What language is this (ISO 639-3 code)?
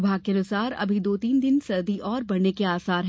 hin